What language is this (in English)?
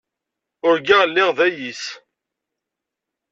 Kabyle